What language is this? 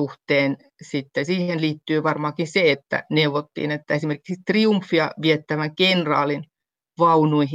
Finnish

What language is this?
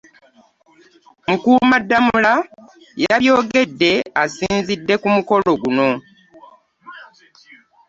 Ganda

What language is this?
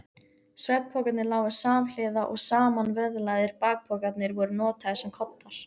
Icelandic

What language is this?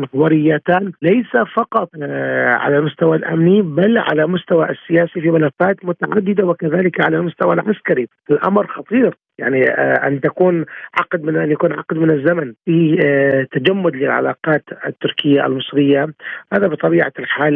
Arabic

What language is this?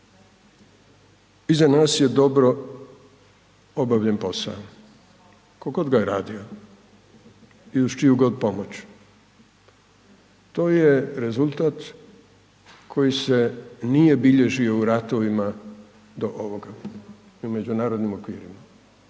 Croatian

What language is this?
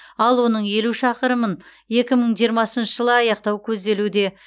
Kazakh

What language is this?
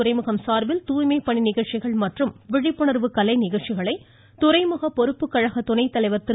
Tamil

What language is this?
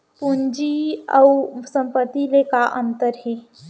Chhattisgarhi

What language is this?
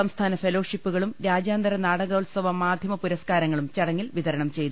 Malayalam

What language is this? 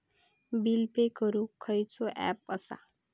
Marathi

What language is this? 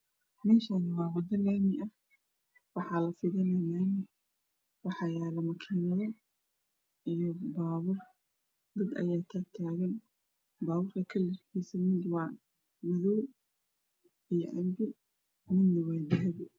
Somali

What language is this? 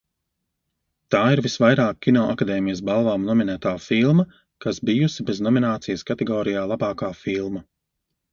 Latvian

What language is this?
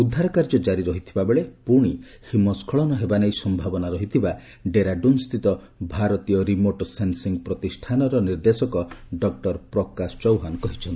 Odia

